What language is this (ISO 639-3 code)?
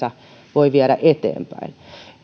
fin